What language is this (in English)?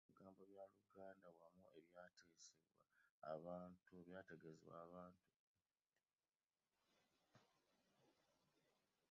Ganda